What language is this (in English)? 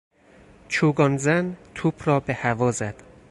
Persian